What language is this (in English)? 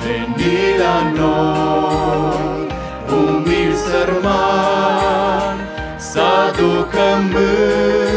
Romanian